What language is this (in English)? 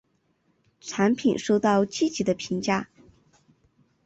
Chinese